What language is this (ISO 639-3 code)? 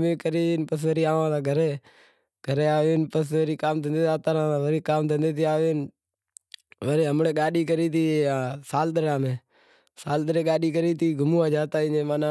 kxp